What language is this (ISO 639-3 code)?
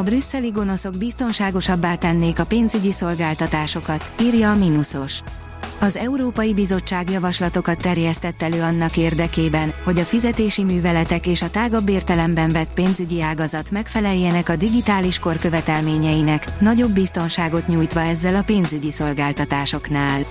hun